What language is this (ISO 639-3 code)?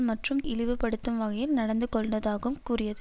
tam